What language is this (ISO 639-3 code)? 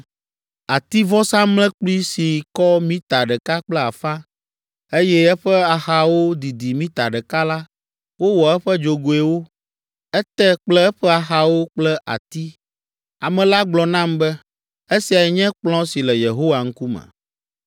ewe